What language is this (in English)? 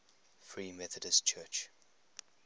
English